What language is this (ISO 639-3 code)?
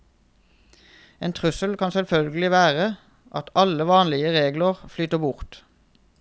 nor